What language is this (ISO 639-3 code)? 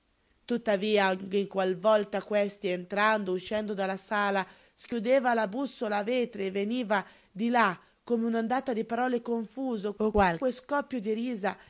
ita